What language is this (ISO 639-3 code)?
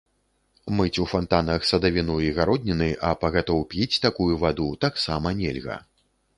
bel